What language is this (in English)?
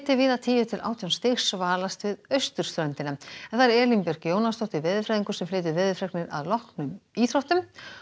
Icelandic